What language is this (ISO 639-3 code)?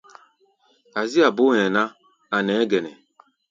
gba